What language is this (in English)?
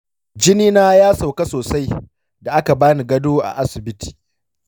Hausa